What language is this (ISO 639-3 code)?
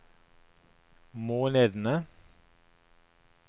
nor